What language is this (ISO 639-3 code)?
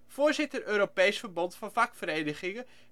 nld